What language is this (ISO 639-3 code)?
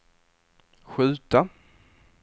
swe